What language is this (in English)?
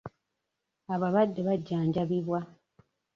Ganda